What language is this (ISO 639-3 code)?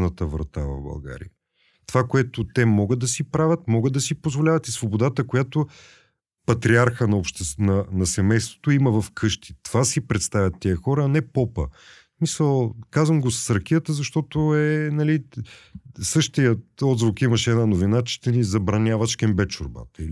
bul